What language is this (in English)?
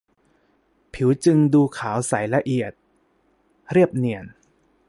Thai